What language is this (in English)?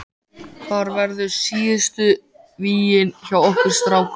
Icelandic